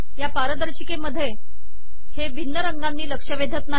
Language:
Marathi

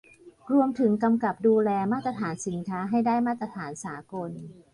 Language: Thai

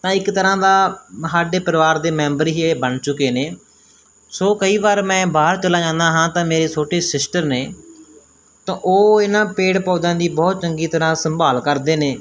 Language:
Punjabi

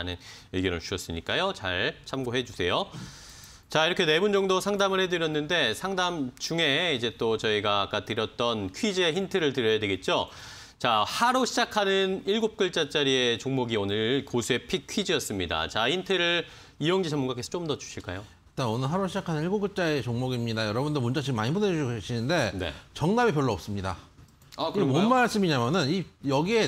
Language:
Korean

